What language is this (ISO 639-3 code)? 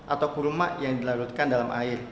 ind